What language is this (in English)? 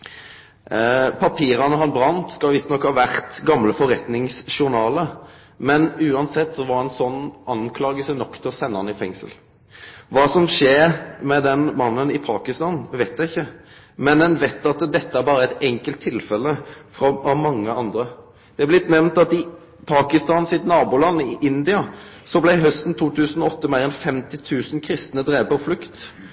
Norwegian Nynorsk